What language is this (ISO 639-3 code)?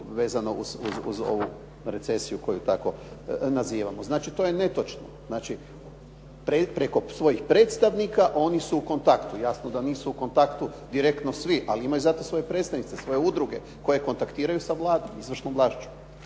hrv